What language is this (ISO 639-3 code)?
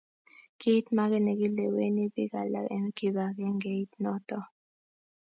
kln